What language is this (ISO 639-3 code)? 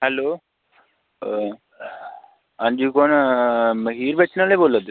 doi